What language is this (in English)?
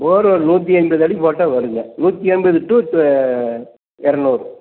Tamil